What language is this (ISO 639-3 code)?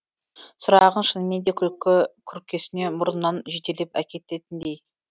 kaz